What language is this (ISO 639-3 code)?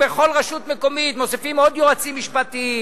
heb